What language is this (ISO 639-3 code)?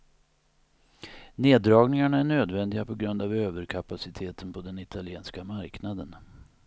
swe